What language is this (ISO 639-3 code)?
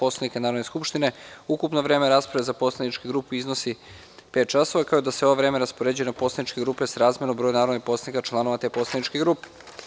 srp